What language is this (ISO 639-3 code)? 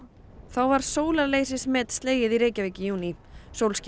isl